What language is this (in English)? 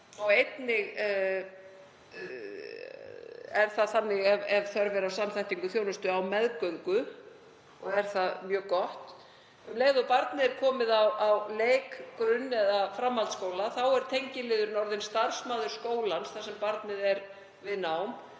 Icelandic